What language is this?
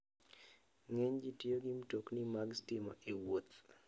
Luo (Kenya and Tanzania)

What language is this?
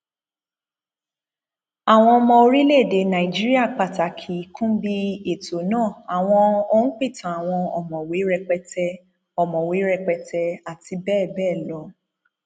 Yoruba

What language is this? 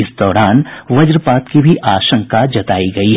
Hindi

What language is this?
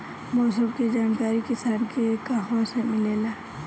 Bhojpuri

